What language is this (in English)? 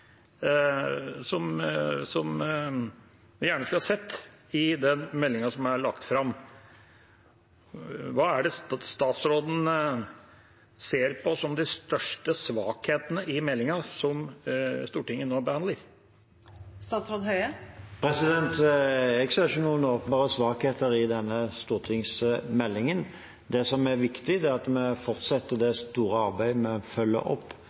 Norwegian